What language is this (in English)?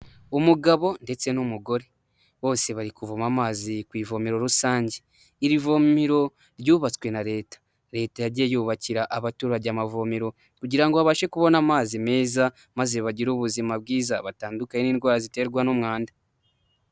Kinyarwanda